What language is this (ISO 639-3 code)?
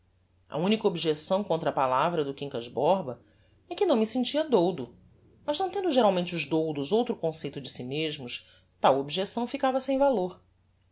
por